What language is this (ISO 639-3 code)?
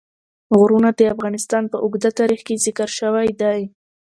pus